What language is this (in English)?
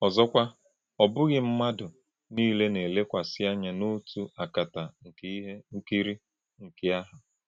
Igbo